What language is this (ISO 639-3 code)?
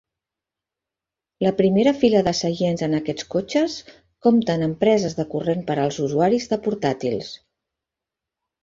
cat